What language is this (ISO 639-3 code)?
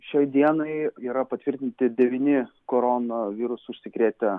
lit